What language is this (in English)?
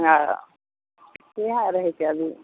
Maithili